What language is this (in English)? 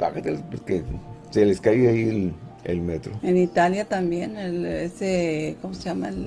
Spanish